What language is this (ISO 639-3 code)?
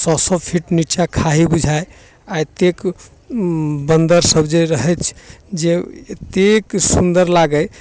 mai